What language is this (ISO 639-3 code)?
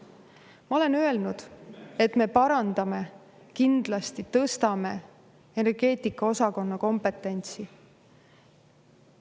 est